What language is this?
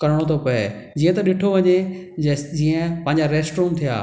Sindhi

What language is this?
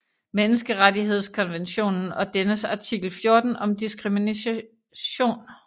Danish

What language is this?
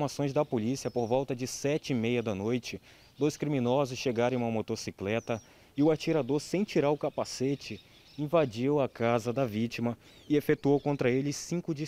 Portuguese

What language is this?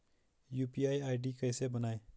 Hindi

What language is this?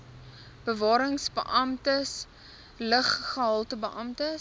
Afrikaans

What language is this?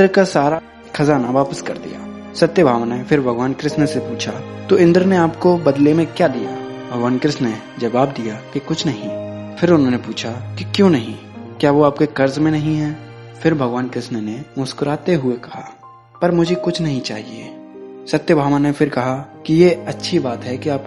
Hindi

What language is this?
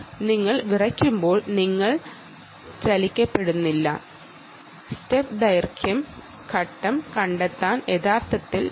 Malayalam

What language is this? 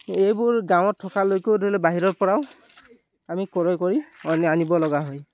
Assamese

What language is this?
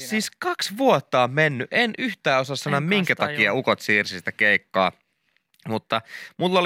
Finnish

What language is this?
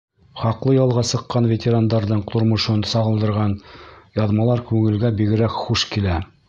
Bashkir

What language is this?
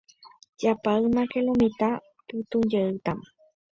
Guarani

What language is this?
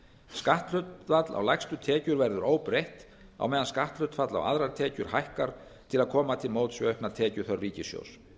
Icelandic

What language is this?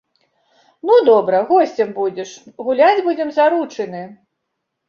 Belarusian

